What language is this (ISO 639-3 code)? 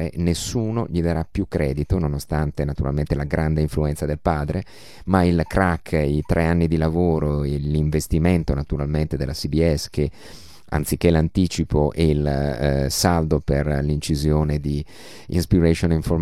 ita